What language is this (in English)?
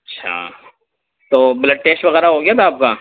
Urdu